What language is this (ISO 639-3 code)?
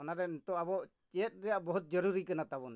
sat